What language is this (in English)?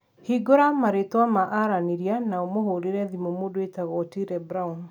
Kikuyu